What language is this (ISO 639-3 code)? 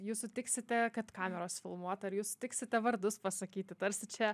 lit